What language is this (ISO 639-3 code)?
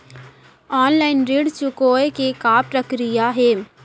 hne